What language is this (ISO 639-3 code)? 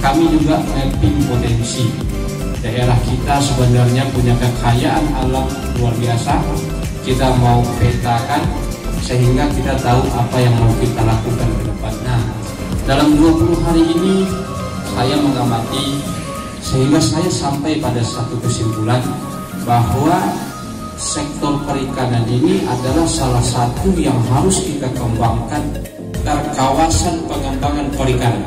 ind